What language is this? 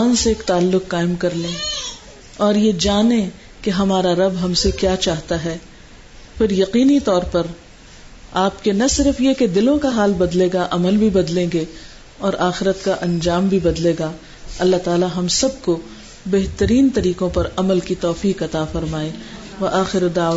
Urdu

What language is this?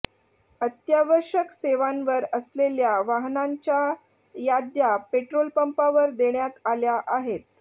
Marathi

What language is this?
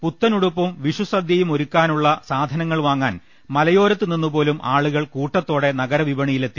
Malayalam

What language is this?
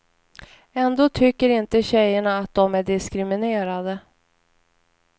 Swedish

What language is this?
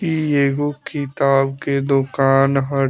Bhojpuri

